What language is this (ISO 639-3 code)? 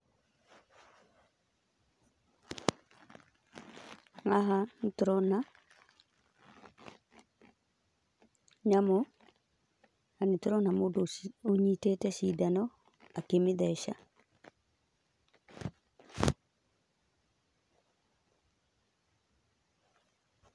kik